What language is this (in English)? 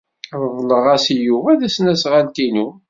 Kabyle